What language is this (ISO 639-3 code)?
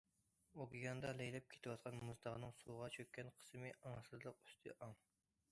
uig